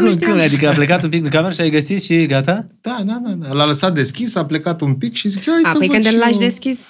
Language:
Romanian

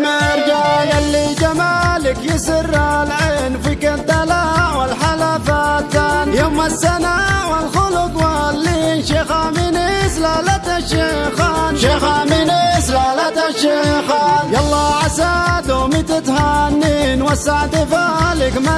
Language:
Arabic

